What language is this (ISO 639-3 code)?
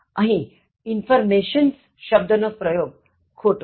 guj